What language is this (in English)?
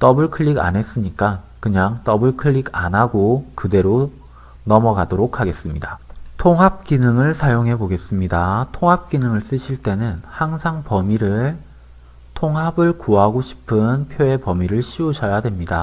Korean